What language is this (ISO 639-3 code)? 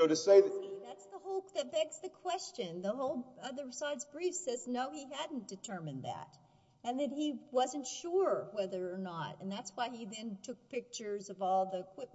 eng